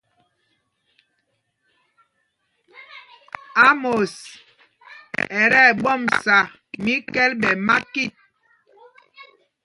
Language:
Mpumpong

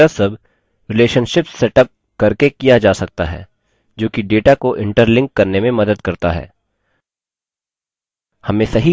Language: Hindi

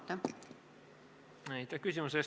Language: Estonian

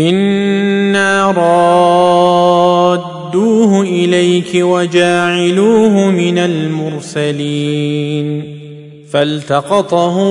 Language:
Arabic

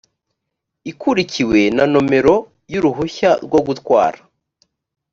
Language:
Kinyarwanda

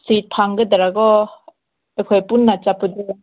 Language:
Manipuri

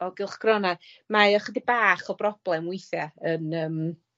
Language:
Welsh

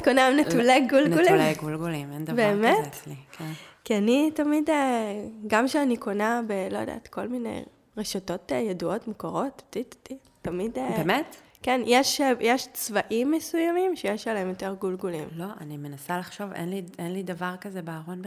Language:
Hebrew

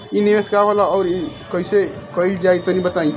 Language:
Bhojpuri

